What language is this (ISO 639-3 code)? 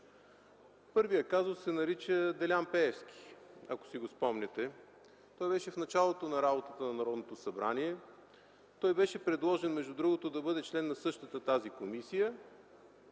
bul